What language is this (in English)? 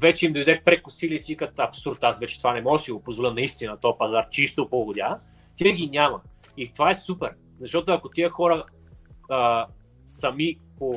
Bulgarian